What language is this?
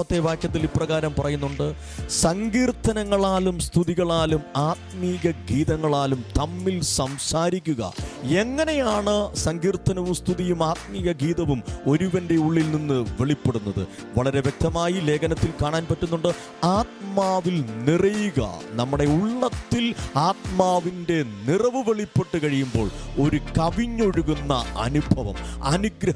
Malayalam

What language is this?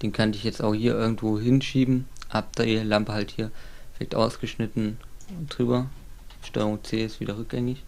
German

